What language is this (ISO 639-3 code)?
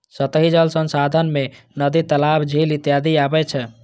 mai